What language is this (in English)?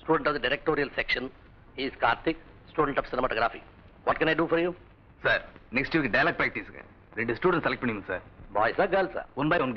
Indonesian